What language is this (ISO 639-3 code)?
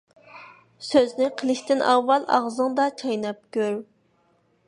uig